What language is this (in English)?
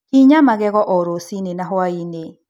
Kikuyu